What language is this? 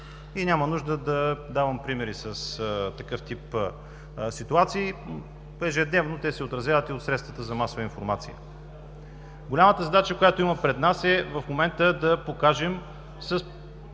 Bulgarian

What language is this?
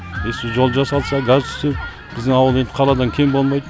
Kazakh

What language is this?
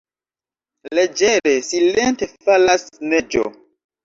Esperanto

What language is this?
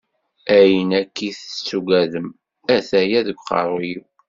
Kabyle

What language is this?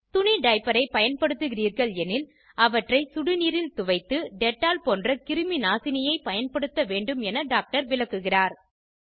Tamil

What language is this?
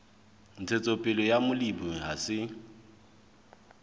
Southern Sotho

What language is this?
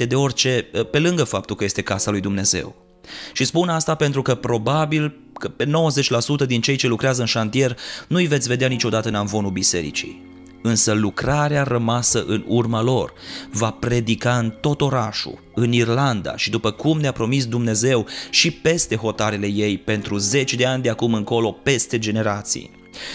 Romanian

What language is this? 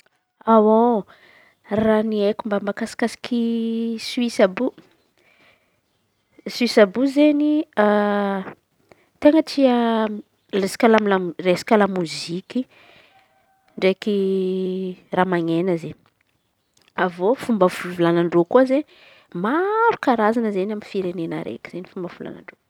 Antankarana Malagasy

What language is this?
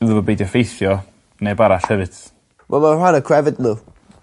Welsh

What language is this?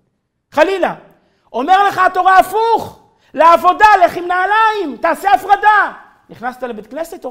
Hebrew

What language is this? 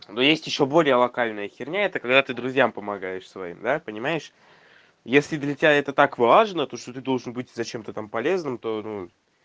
Russian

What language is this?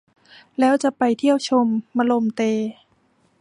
Thai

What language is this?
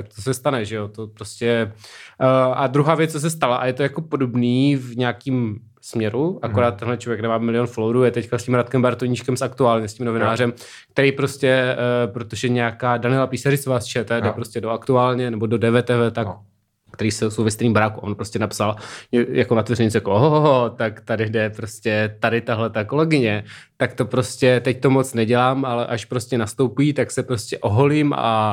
Czech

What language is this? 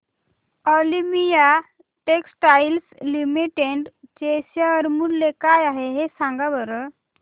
Marathi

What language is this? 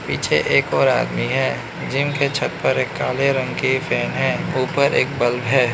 Hindi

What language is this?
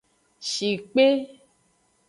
Aja (Benin)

